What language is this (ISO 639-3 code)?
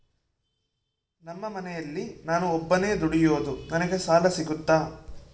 kan